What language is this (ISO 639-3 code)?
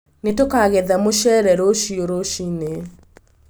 kik